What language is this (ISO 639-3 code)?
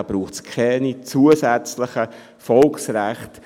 gsw